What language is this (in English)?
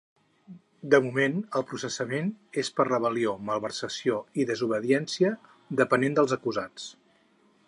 Catalan